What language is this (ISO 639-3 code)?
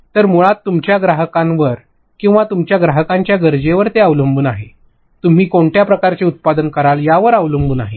mar